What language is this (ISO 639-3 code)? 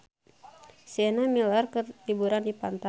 sun